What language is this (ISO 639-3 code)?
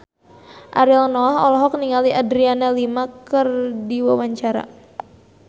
sun